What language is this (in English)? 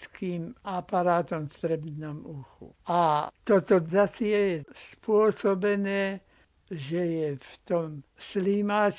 Slovak